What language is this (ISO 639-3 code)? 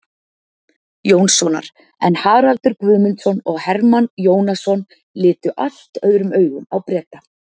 isl